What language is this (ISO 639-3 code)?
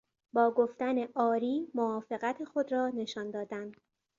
fas